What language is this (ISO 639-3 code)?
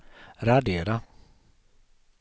swe